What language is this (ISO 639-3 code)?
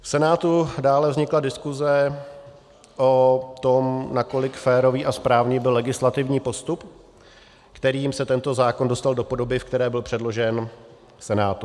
ces